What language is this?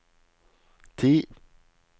Norwegian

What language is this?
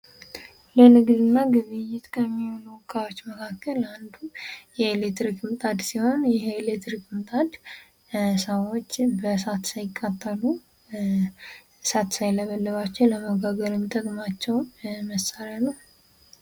Amharic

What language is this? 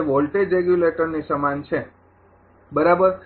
Gujarati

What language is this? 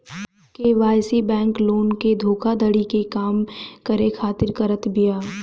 Bhojpuri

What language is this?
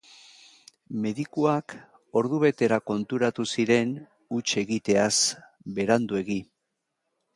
Basque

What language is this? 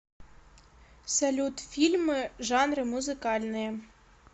Russian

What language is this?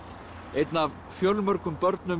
Icelandic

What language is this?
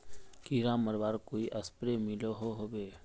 Magahi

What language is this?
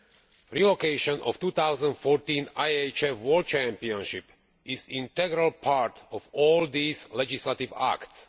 English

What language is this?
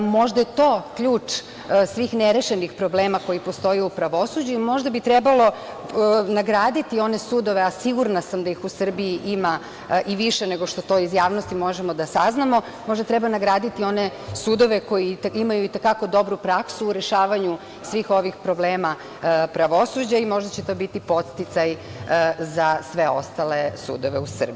Serbian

